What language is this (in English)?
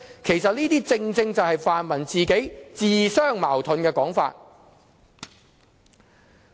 Cantonese